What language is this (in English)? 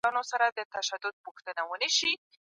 Pashto